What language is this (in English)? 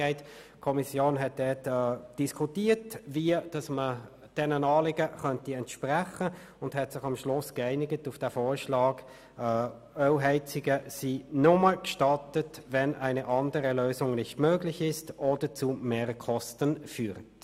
Swiss German